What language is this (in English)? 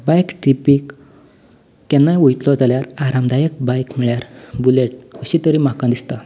Konkani